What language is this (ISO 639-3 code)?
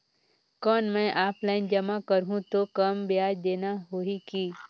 hne